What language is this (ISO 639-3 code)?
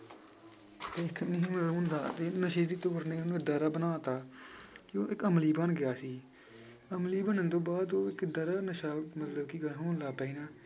pan